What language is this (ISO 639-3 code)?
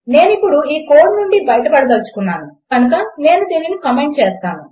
tel